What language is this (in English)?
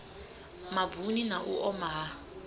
Venda